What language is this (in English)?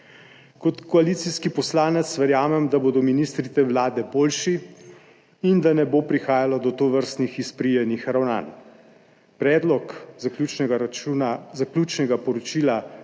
Slovenian